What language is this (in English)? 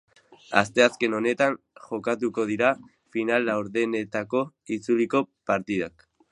Basque